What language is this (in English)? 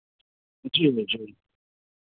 Maithili